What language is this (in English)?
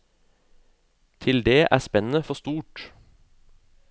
Norwegian